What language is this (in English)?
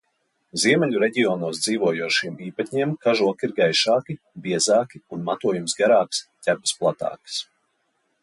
Latvian